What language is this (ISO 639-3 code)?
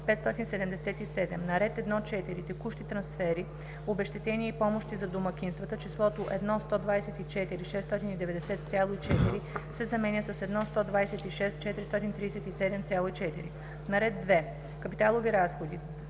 bul